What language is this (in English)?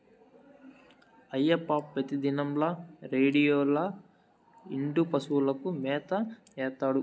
Telugu